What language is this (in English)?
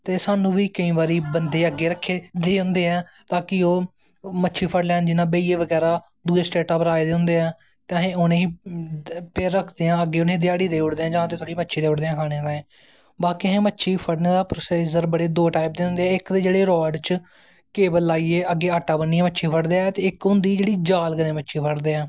Dogri